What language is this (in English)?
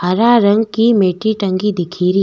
Rajasthani